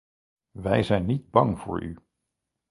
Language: Dutch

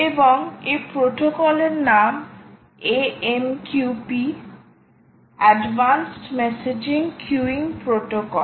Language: Bangla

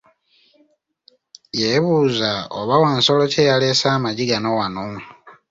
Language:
Ganda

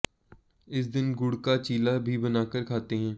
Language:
Hindi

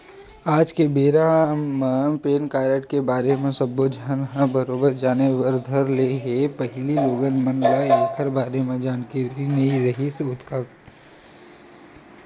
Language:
Chhattisgarhi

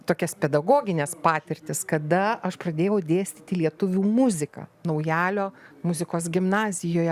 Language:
Lithuanian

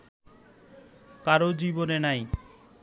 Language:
Bangla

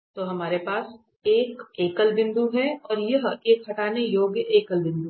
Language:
Hindi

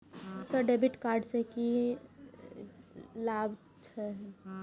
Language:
Maithili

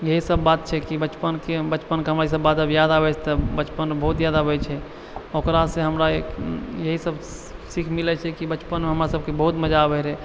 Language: Maithili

